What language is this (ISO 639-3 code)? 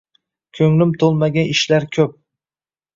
uzb